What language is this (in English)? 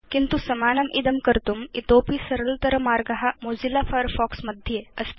Sanskrit